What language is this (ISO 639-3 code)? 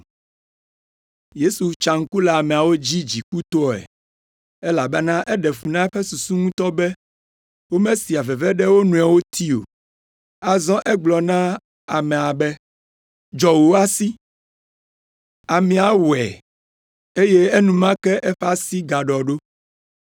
ewe